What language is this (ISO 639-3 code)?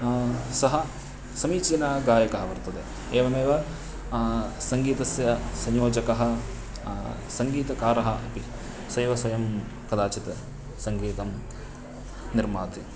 san